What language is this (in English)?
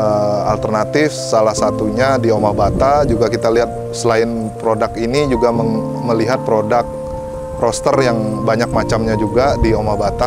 Indonesian